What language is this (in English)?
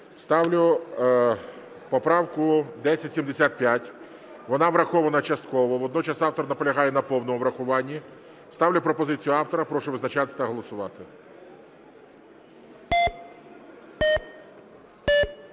Ukrainian